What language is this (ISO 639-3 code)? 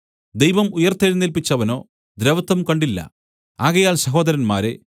mal